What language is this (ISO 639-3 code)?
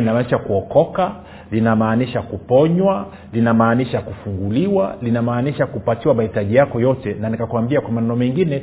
swa